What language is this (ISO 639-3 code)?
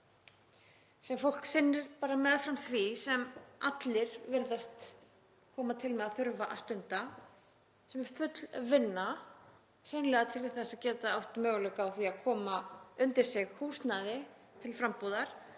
isl